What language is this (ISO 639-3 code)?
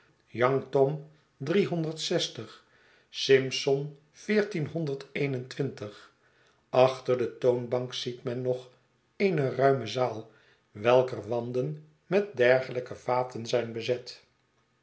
nld